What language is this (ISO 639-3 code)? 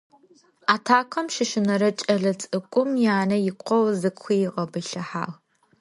ady